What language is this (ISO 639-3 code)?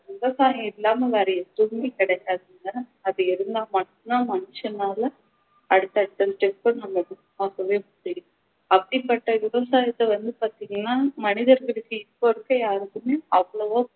tam